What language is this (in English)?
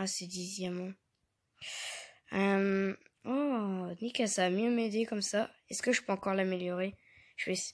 French